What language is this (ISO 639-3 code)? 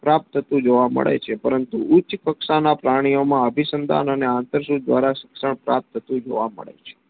guj